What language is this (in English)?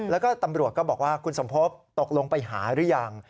Thai